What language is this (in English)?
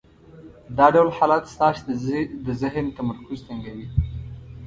Pashto